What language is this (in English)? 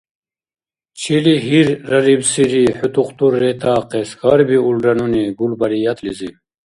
Dargwa